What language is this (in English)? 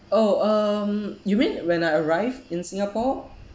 English